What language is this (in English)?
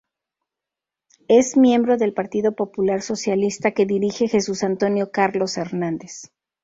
Spanish